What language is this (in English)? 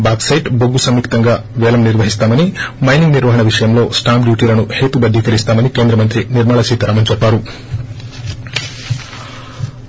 Telugu